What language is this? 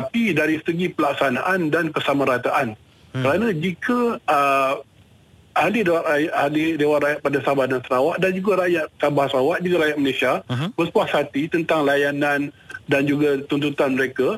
Malay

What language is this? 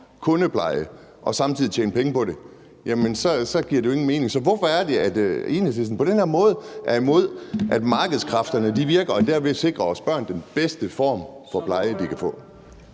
Danish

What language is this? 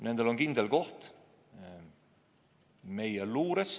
Estonian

